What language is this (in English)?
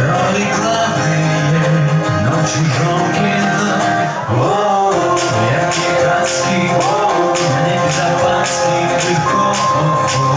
Ukrainian